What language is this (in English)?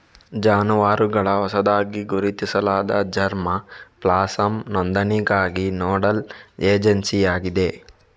Kannada